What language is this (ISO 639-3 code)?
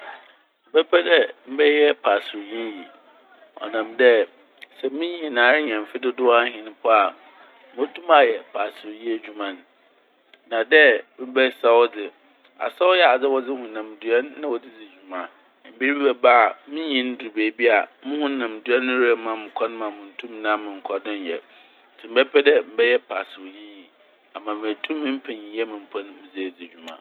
aka